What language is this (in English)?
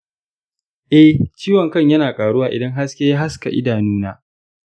Hausa